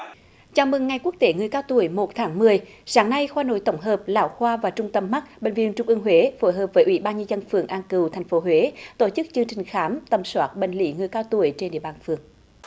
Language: Vietnamese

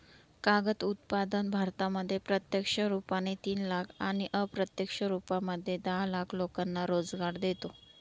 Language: Marathi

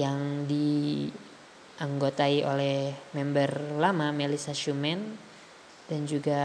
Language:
Indonesian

